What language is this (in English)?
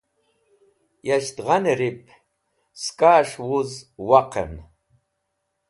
Wakhi